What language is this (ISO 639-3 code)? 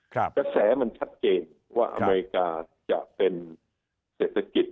tha